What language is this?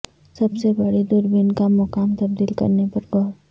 Urdu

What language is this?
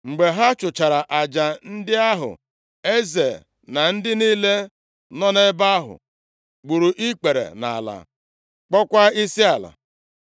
Igbo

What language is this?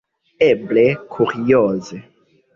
Esperanto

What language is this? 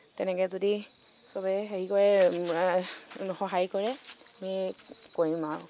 Assamese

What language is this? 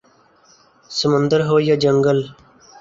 Urdu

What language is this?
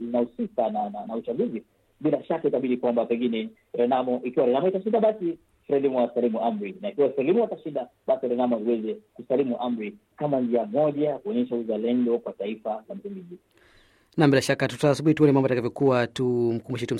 Swahili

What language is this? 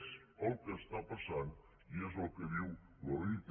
Catalan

